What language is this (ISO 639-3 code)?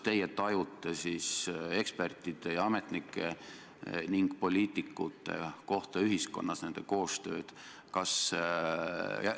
est